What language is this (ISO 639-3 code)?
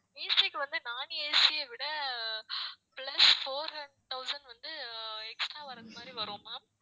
tam